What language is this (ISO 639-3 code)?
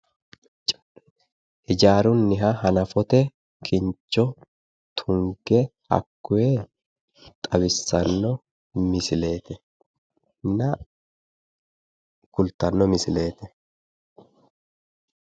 sid